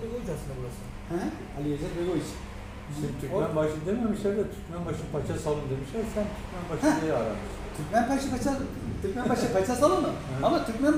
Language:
Turkish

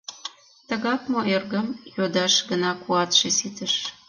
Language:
Mari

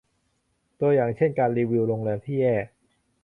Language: Thai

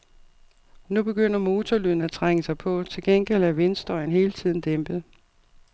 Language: Danish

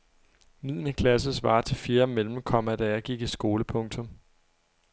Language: Danish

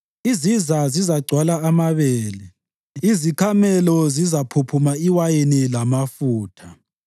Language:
North Ndebele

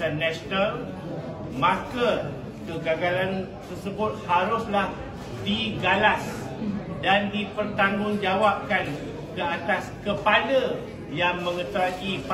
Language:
Malay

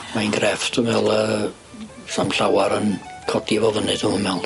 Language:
Welsh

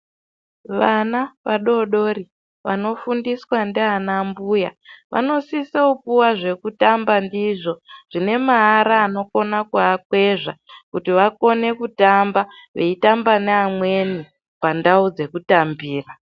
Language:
Ndau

